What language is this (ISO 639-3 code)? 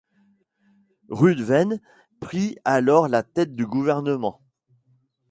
fra